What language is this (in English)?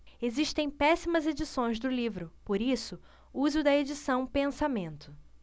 Portuguese